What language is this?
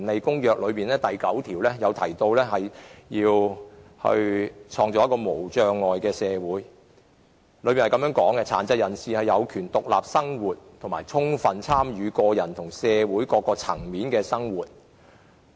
Cantonese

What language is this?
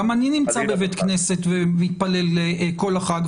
Hebrew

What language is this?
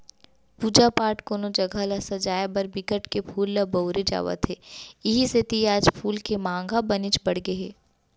Chhattisgarhi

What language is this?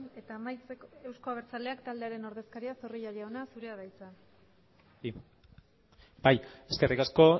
Basque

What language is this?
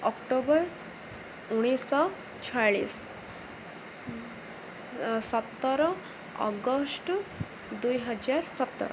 Odia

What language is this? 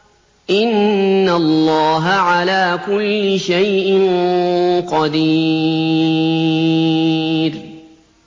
Arabic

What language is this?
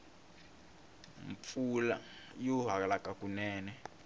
Tsonga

